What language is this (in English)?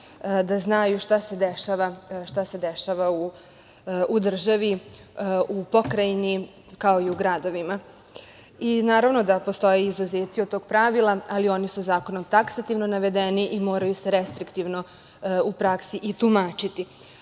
Serbian